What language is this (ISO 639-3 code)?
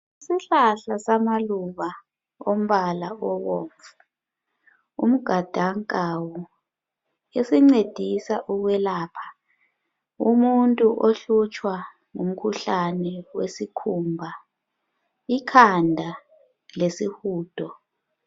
nde